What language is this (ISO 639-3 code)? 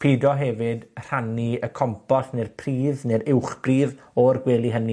cym